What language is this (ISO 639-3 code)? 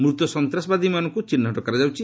ori